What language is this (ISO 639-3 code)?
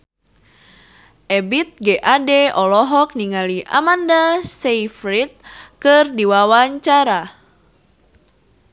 sun